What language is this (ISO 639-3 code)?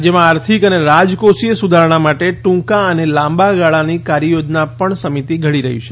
guj